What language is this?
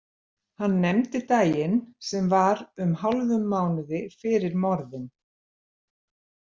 Icelandic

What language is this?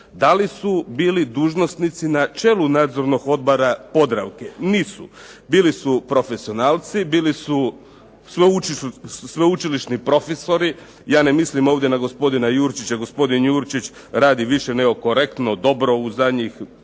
Croatian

